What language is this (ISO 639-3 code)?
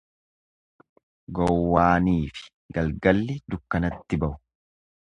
orm